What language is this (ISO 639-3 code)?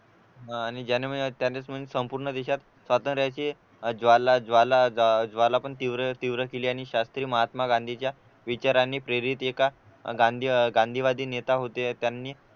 mar